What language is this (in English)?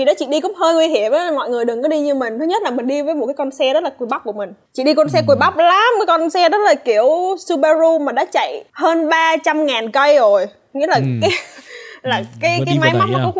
Vietnamese